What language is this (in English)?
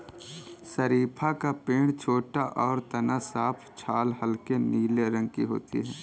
Hindi